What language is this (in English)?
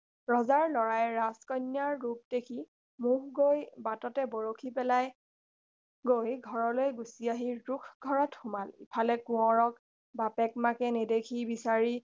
Assamese